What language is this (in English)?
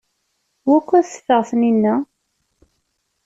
Kabyle